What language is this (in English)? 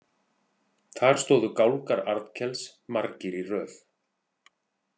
Icelandic